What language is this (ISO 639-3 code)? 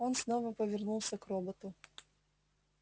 rus